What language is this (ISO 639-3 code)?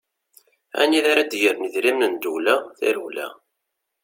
kab